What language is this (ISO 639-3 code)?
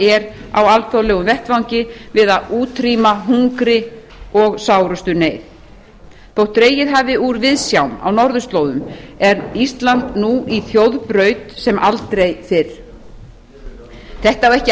isl